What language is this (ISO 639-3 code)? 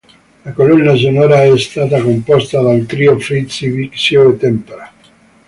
ita